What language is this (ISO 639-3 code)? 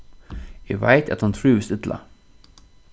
fao